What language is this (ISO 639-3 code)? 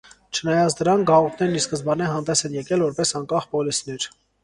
hye